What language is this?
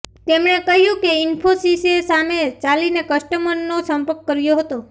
Gujarati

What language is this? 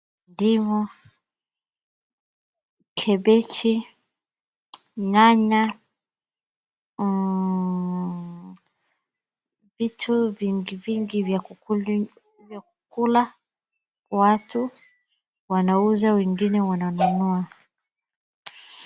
Swahili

